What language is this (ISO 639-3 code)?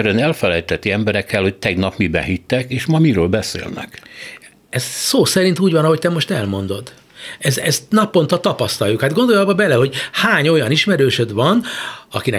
hun